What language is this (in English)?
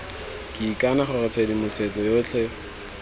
Tswana